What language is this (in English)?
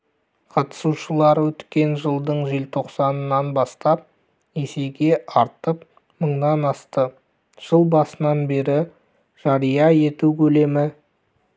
Kazakh